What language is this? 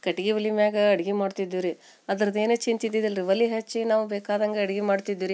Kannada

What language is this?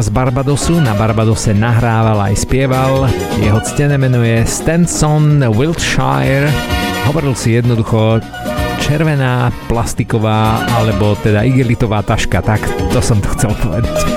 Slovak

